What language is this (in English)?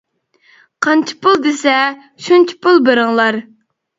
Uyghur